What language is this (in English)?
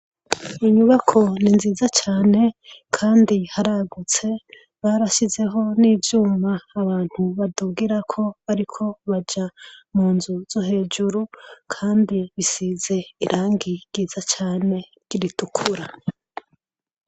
Rundi